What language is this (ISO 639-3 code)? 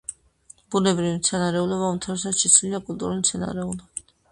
kat